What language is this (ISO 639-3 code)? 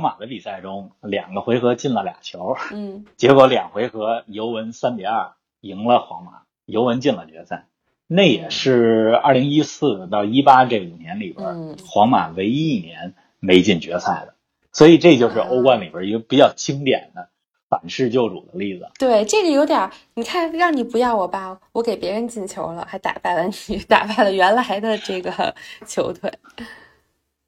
zho